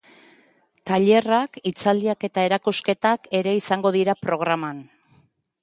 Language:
Basque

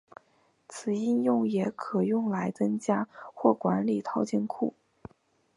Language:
Chinese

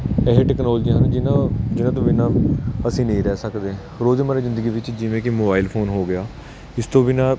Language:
Punjabi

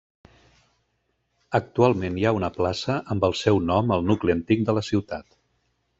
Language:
Catalan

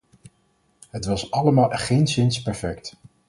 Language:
Dutch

